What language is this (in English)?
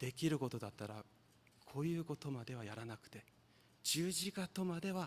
Japanese